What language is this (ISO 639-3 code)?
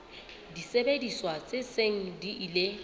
sot